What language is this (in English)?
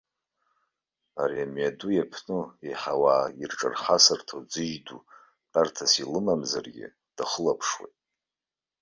Abkhazian